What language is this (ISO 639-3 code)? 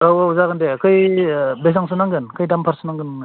brx